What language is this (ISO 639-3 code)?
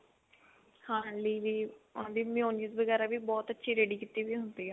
pan